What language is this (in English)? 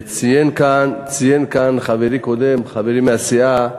Hebrew